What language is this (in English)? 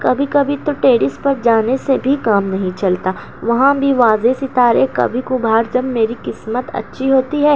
Urdu